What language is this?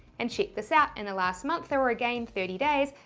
English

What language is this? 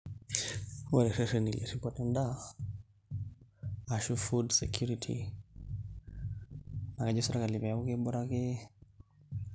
Masai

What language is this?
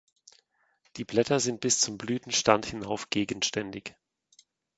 German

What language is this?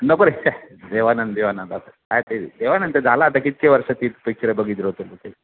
Marathi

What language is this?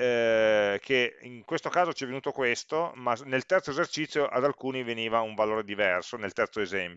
Italian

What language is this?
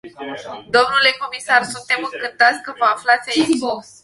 Romanian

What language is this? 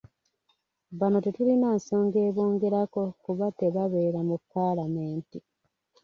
Ganda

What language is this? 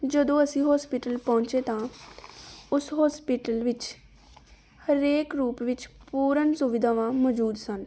Punjabi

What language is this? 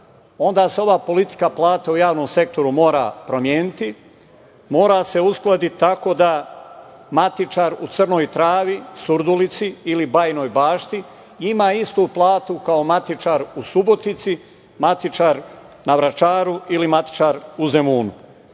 Serbian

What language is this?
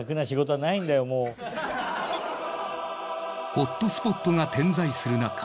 Japanese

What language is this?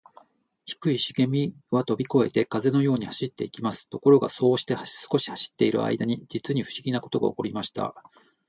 Japanese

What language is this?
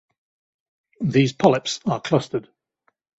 English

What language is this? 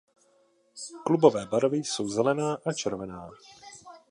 Czech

